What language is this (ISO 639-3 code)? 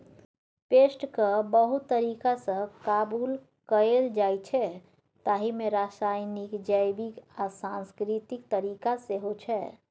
mai